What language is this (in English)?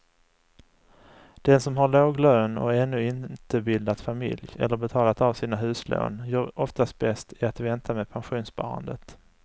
Swedish